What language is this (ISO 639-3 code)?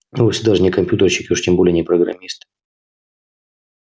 rus